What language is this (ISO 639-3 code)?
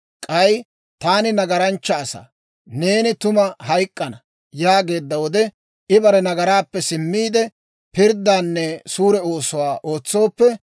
dwr